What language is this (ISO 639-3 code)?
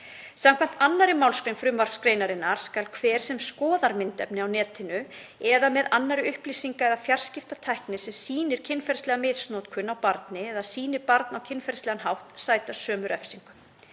isl